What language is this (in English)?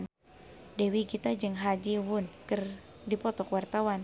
Sundanese